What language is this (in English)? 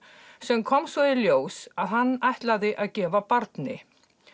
Icelandic